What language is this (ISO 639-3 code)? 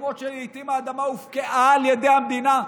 heb